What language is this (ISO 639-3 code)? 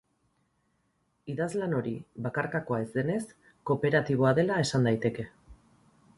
eus